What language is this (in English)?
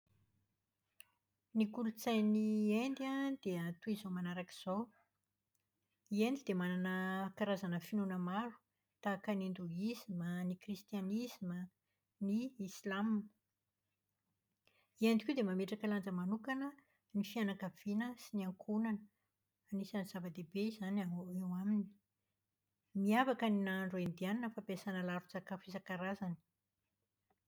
Malagasy